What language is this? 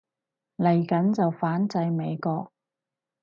Cantonese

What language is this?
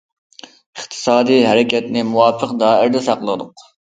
Uyghur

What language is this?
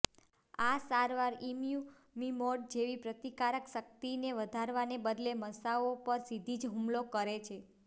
Gujarati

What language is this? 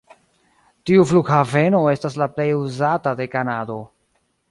Esperanto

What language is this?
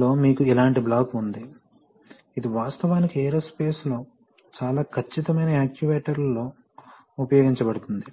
Telugu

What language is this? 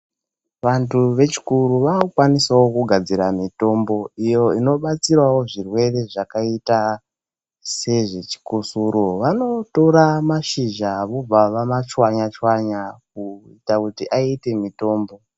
Ndau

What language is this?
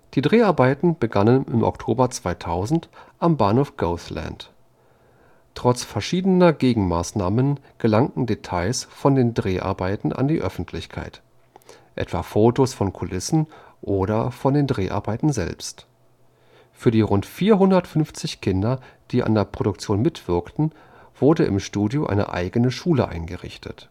German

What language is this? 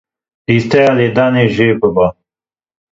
Kurdish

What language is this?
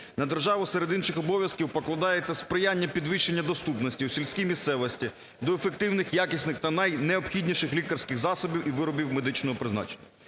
Ukrainian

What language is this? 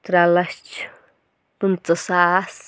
Kashmiri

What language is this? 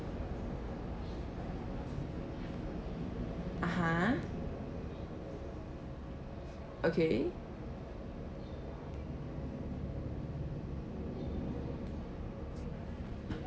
English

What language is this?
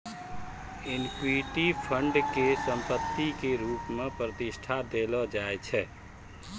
Maithili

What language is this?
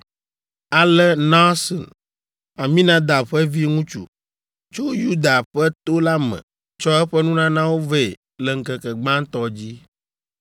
Ewe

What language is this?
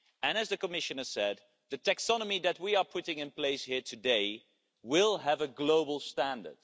English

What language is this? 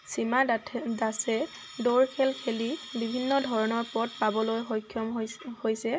Assamese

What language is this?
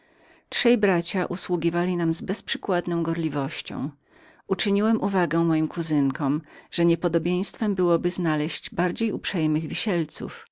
Polish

